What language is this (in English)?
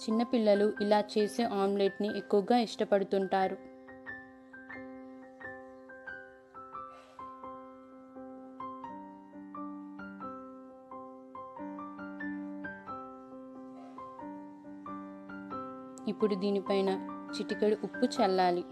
Hindi